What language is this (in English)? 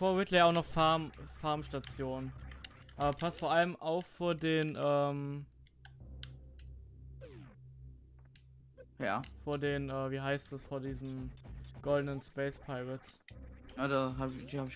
German